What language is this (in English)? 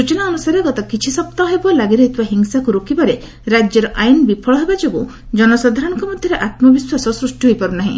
Odia